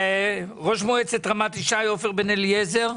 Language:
Hebrew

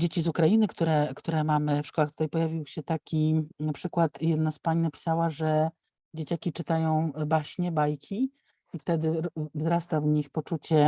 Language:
Polish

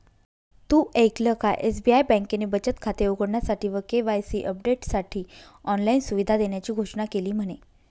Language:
Marathi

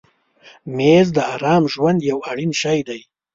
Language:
Pashto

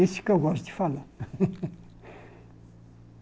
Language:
Portuguese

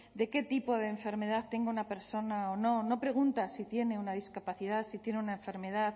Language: Spanish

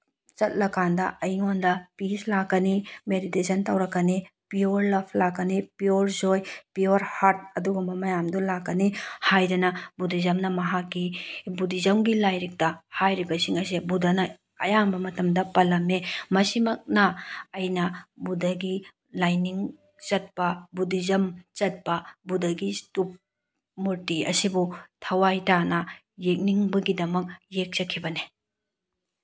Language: Manipuri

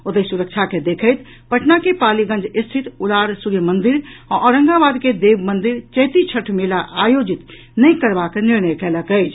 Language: Maithili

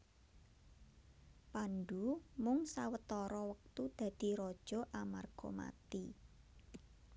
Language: Javanese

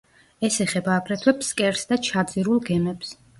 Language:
Georgian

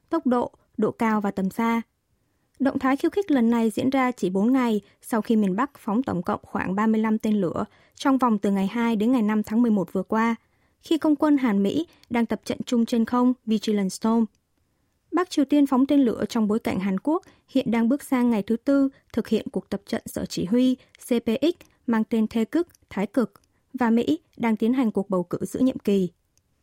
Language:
Vietnamese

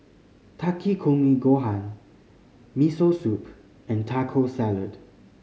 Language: English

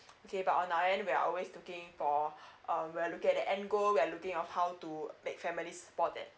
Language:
English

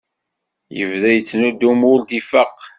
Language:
Kabyle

